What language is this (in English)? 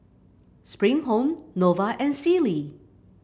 English